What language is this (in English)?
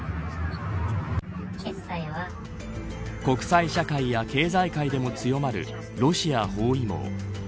Japanese